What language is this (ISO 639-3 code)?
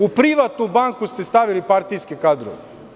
srp